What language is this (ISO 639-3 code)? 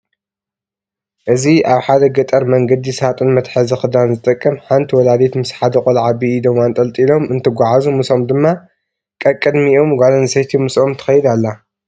tir